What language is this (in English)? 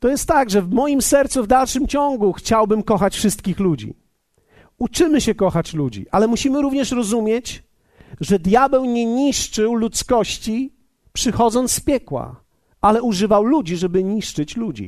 Polish